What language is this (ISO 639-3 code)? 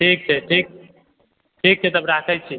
mai